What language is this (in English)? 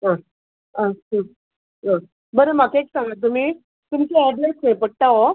Konkani